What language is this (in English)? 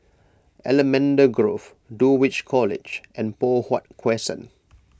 English